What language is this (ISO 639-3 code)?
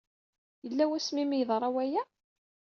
kab